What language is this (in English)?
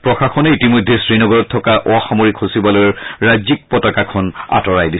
Assamese